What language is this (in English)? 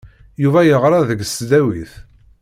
Kabyle